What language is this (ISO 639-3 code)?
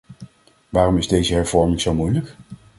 nld